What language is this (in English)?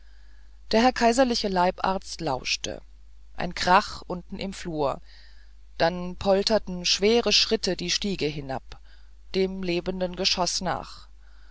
German